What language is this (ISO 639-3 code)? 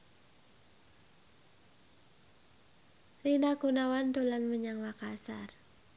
jav